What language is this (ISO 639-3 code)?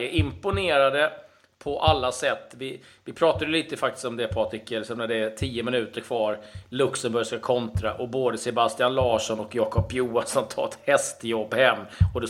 swe